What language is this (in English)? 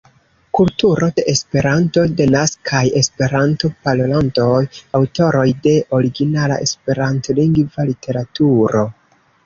Esperanto